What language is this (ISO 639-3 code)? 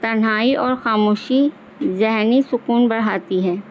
urd